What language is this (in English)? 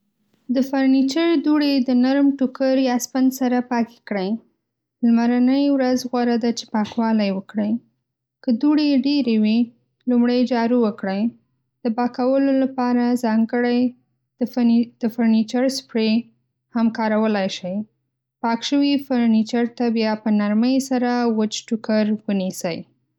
Pashto